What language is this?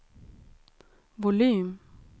Swedish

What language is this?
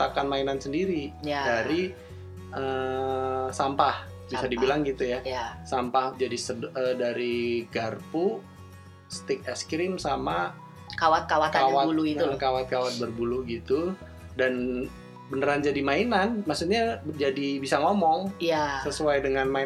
Indonesian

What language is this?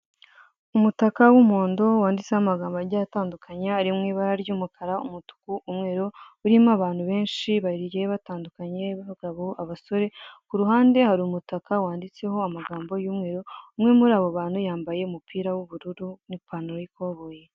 Kinyarwanda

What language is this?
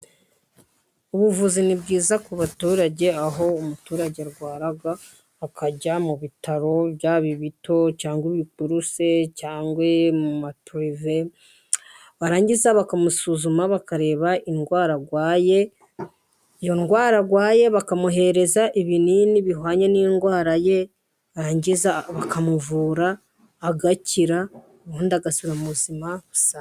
Kinyarwanda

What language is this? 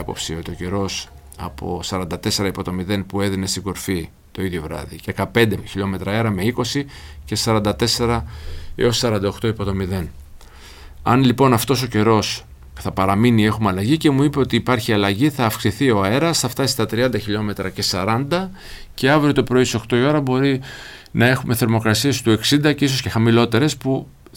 Greek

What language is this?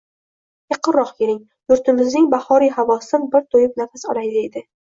Uzbek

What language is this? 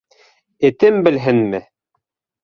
Bashkir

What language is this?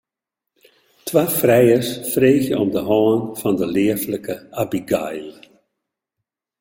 Western Frisian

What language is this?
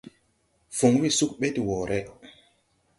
Tupuri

